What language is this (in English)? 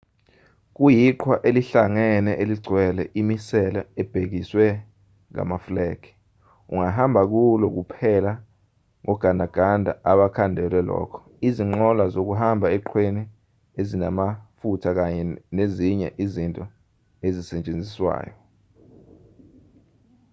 Zulu